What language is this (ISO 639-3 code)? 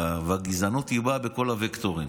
heb